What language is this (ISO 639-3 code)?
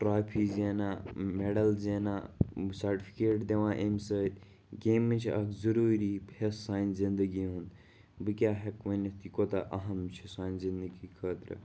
kas